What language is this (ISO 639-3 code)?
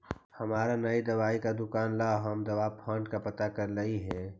mag